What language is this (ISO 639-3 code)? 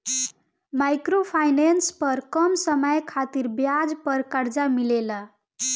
bho